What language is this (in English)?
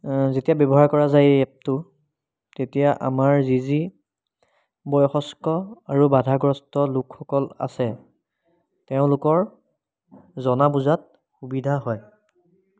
Assamese